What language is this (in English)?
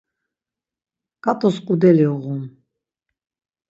Laz